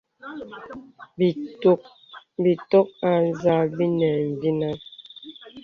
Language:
Bebele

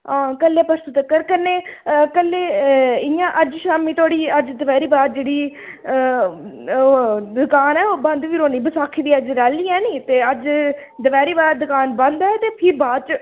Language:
Dogri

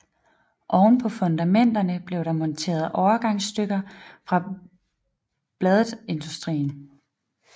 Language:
Danish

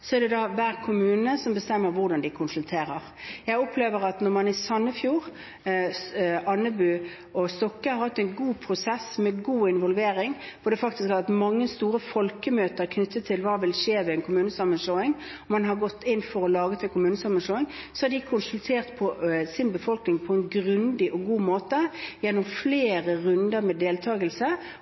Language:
Norwegian Bokmål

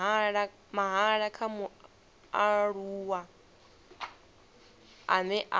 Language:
Venda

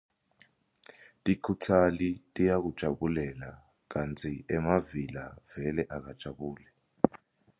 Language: Swati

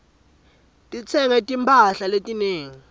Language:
Swati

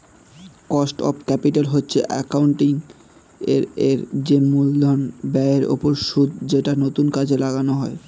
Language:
Bangla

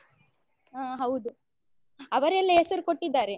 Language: Kannada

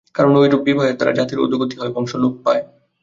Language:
Bangla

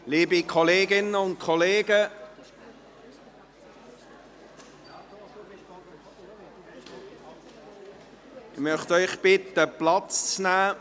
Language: Swiss German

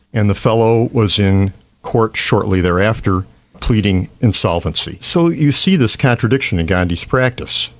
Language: English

